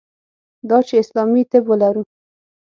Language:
Pashto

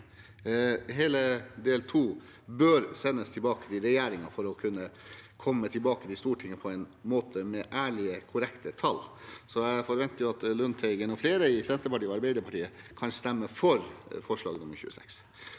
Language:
Norwegian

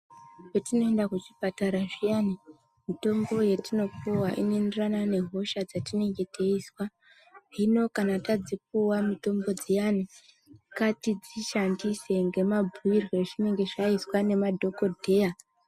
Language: Ndau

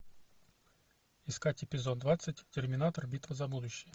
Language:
Russian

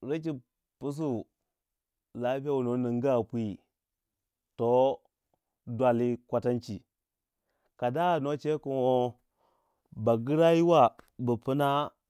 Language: Waja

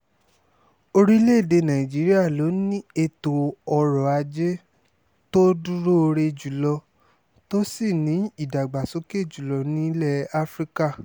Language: Yoruba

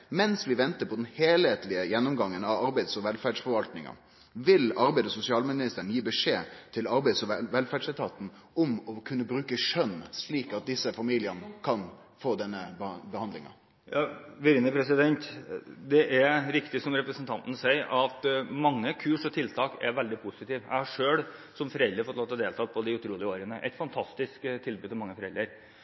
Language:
Norwegian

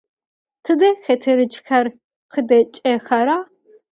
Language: Adyghe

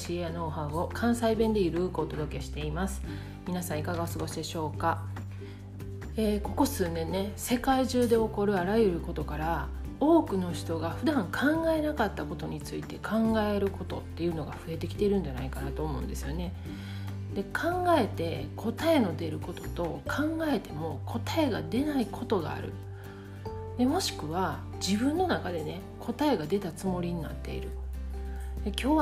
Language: Japanese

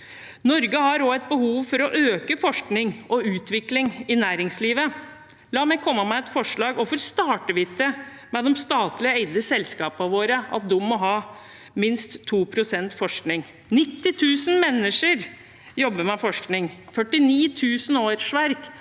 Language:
Norwegian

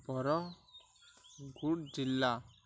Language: Odia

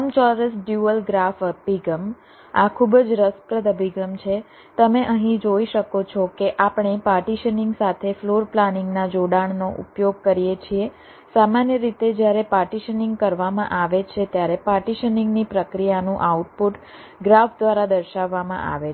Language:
Gujarati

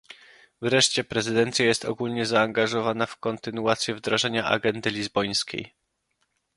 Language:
Polish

